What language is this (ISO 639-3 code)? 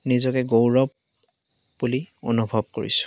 asm